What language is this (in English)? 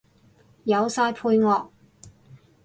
Cantonese